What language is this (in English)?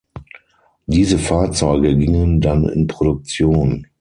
German